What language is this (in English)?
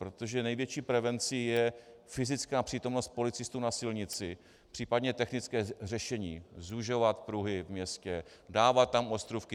Czech